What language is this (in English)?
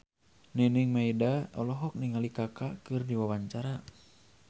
Sundanese